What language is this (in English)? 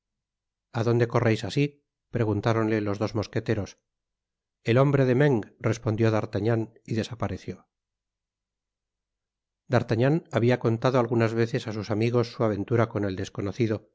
Spanish